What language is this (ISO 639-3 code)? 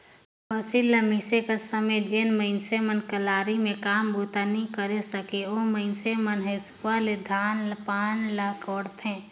hne